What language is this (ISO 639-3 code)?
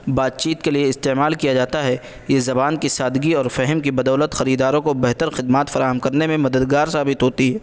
urd